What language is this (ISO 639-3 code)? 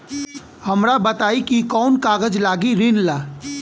bho